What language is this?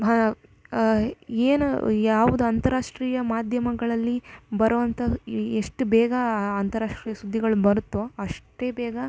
Kannada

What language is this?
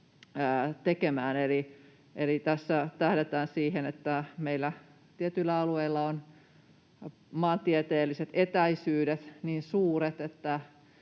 Finnish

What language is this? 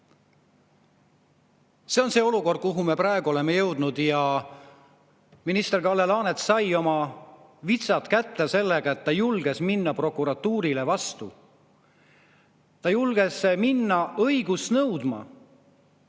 Estonian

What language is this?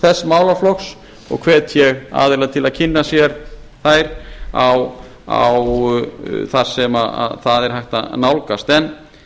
Icelandic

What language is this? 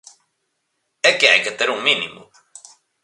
Galician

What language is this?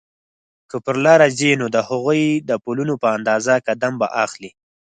Pashto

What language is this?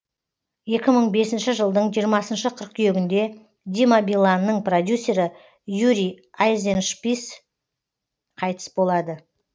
Kazakh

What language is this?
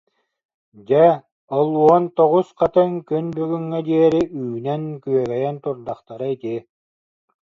Yakut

